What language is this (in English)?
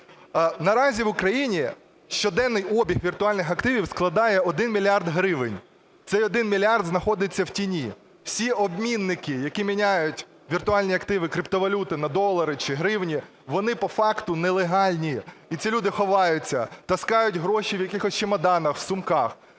Ukrainian